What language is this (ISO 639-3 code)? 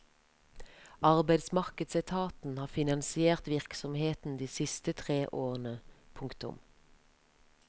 nor